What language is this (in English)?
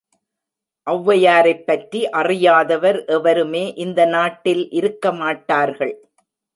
Tamil